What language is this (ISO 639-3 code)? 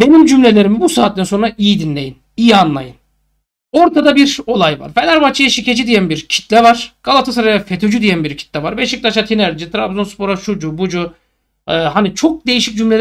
tur